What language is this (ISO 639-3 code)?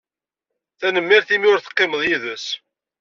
kab